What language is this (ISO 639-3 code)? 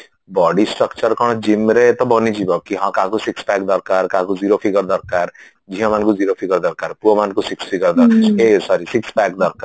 ori